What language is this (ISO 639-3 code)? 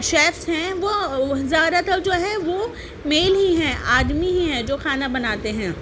urd